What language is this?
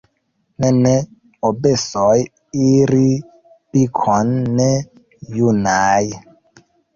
Esperanto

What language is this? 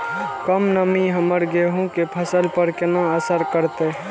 Maithili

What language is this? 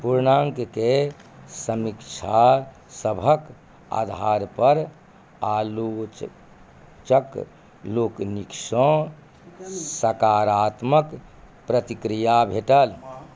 Maithili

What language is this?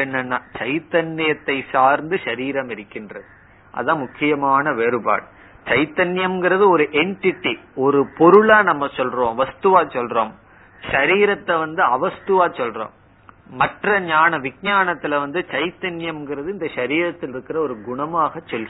Tamil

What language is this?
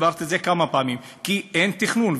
Hebrew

